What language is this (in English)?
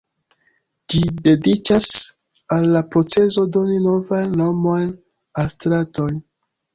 Esperanto